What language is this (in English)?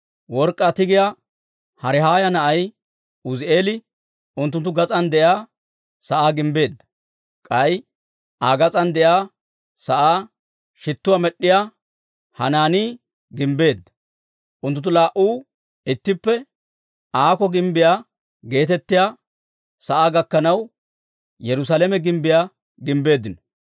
Dawro